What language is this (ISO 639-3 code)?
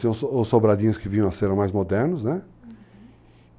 por